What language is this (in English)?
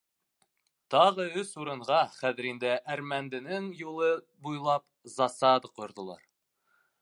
Bashkir